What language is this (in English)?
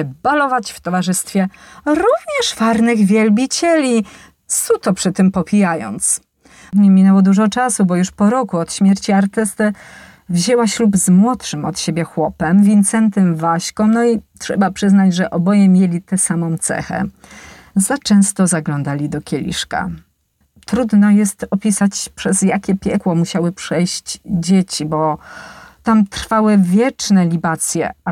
Polish